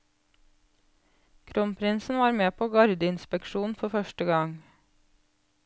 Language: Norwegian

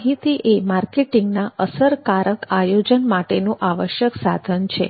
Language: Gujarati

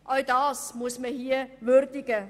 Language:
Swiss German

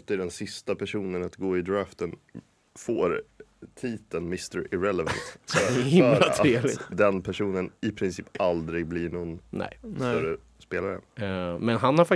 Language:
Swedish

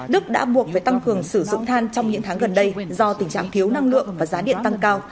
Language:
Vietnamese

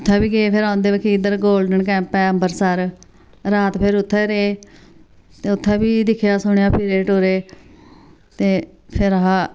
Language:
Dogri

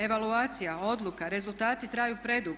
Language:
Croatian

